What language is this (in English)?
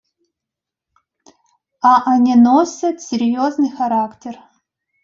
Russian